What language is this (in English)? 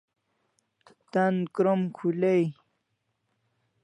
Kalasha